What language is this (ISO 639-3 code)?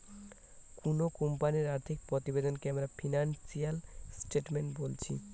ben